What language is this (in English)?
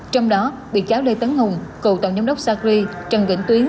Vietnamese